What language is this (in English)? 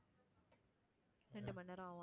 Tamil